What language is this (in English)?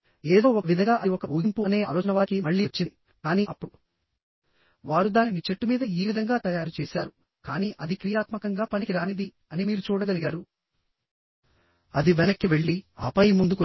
Telugu